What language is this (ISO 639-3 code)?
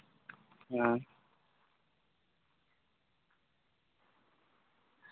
sat